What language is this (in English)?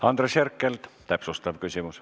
Estonian